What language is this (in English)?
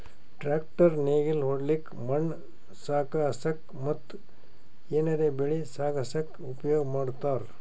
Kannada